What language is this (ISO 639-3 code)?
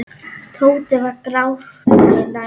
isl